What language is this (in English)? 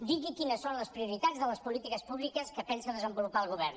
Catalan